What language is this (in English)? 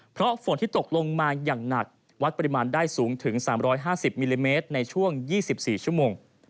Thai